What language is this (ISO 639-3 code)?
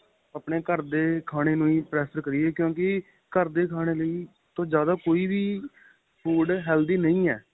pan